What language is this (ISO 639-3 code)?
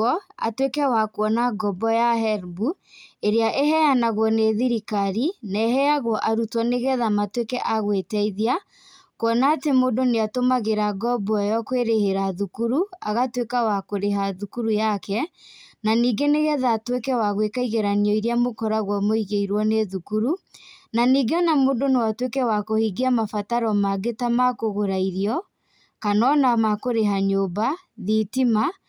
kik